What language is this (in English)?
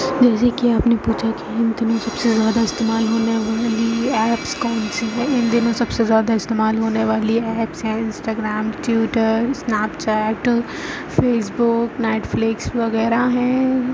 Urdu